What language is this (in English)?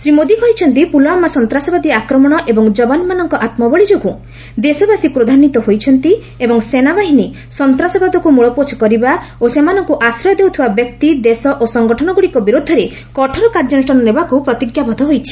Odia